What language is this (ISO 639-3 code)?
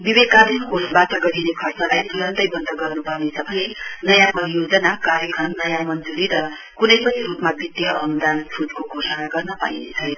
nep